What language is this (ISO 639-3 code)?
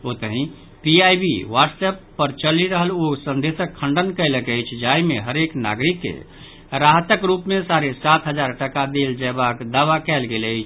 mai